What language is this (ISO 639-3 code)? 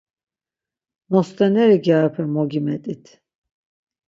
lzz